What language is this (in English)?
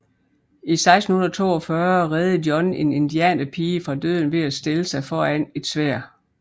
Danish